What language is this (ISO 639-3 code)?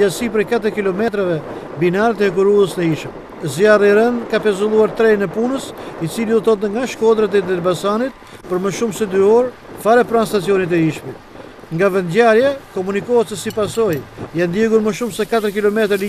por